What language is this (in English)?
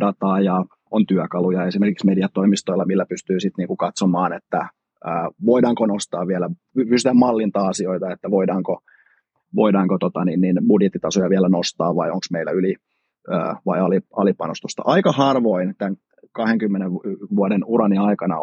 Finnish